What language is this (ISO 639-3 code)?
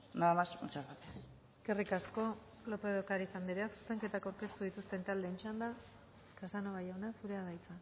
eus